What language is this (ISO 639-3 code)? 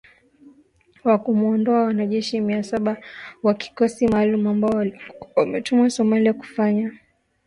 swa